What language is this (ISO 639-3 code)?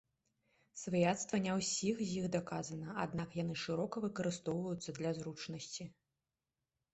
bel